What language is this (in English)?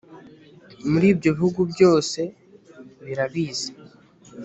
Kinyarwanda